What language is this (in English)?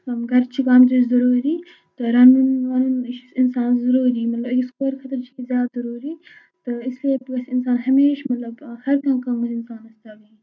Kashmiri